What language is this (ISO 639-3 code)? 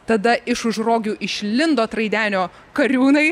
lit